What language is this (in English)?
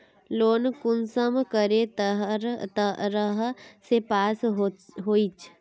Magahi